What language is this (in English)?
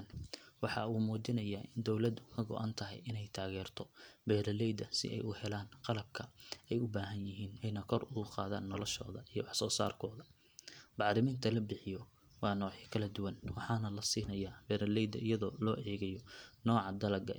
Somali